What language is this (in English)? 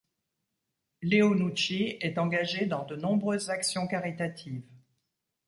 French